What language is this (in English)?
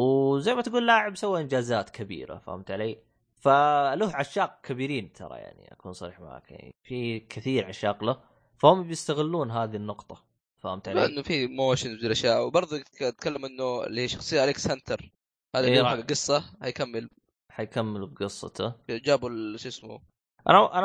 Arabic